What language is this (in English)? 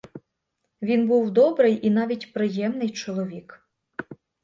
Ukrainian